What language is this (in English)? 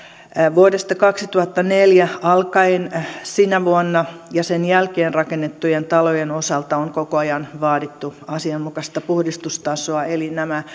Finnish